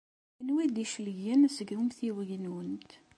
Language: Kabyle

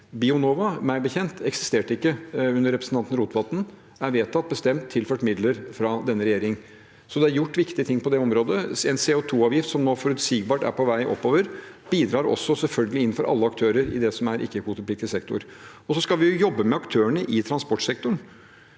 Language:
Norwegian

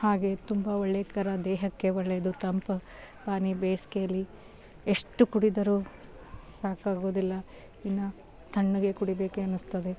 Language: Kannada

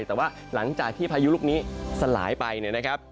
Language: Thai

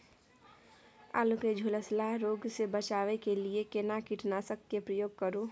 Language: Maithili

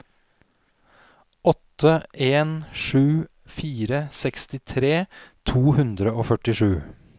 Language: Norwegian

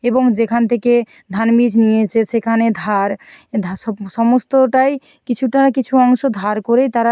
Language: Bangla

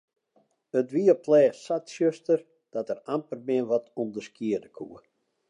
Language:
Western Frisian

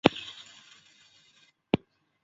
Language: Chinese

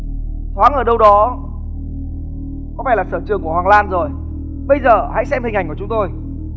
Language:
Vietnamese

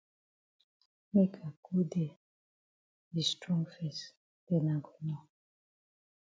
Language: Cameroon Pidgin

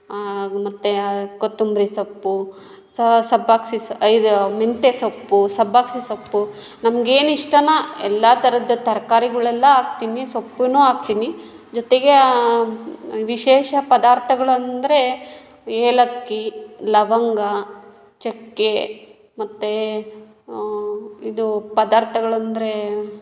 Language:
Kannada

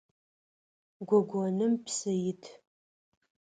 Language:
Adyghe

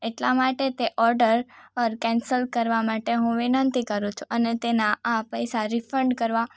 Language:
Gujarati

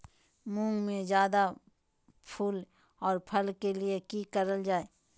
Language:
Magahi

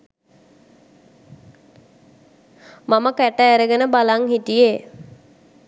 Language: Sinhala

